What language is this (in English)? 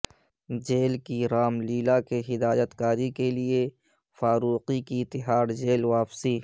Urdu